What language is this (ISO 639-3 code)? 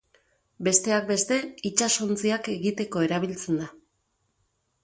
eus